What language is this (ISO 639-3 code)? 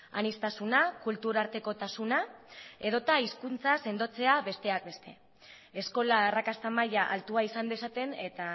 eus